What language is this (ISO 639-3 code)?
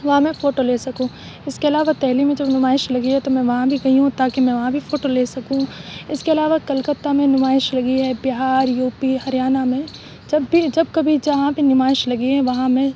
urd